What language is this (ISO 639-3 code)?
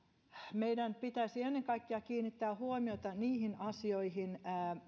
fin